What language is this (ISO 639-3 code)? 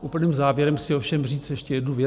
ces